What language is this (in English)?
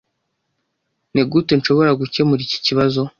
Kinyarwanda